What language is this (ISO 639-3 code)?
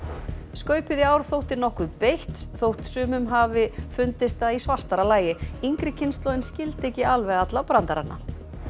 isl